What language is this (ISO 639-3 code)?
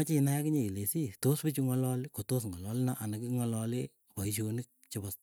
eyo